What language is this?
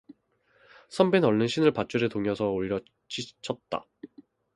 Korean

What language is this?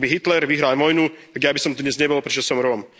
Slovak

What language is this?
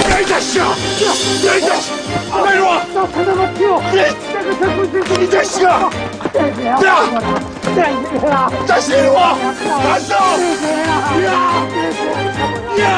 Korean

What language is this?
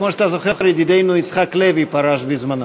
Hebrew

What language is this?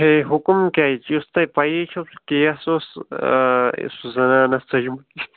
Kashmiri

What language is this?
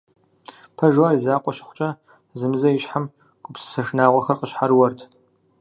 Kabardian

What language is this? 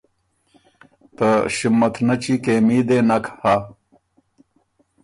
Ormuri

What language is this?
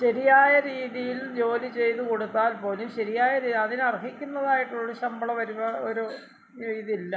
Malayalam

